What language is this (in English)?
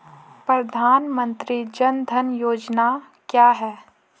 Hindi